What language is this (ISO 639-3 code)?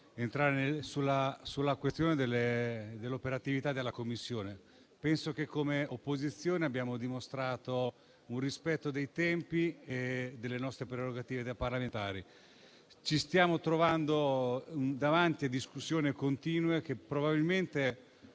ita